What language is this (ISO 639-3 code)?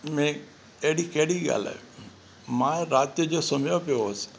snd